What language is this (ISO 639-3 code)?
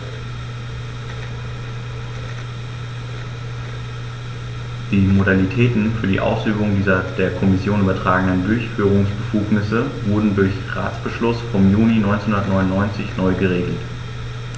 deu